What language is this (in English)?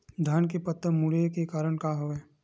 Chhattisgarhi